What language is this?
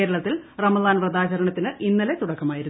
Malayalam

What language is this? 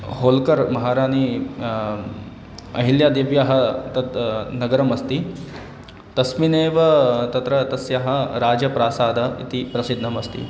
Sanskrit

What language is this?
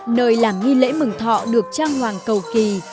Vietnamese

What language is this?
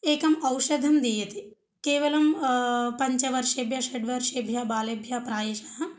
Sanskrit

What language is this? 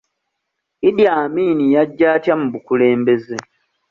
Ganda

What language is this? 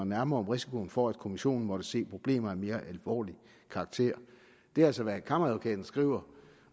Danish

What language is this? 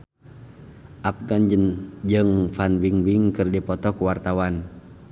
Sundanese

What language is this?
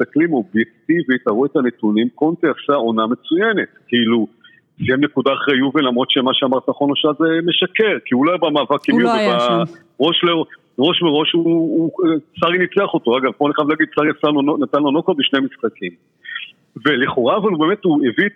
Hebrew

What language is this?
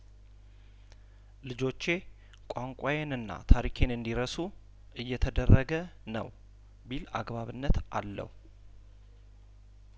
Amharic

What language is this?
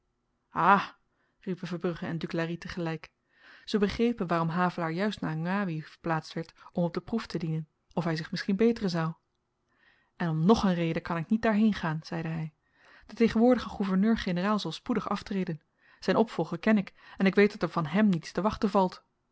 Dutch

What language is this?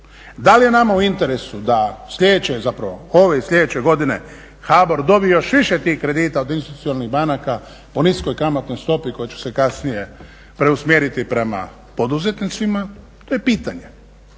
Croatian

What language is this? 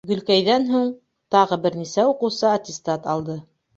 Bashkir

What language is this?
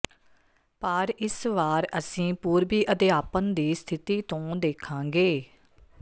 Punjabi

